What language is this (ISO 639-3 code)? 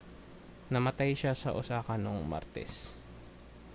fil